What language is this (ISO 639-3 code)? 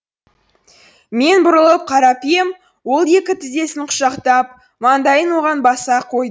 kaz